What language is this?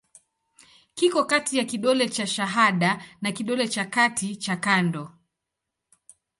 Swahili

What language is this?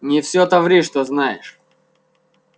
Russian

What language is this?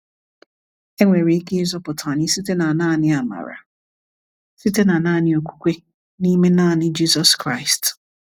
Igbo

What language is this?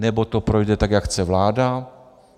Czech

